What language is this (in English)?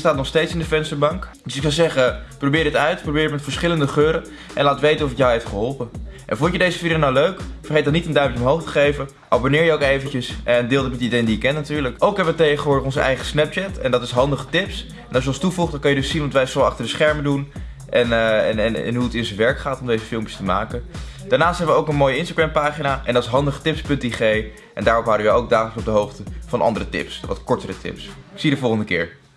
Dutch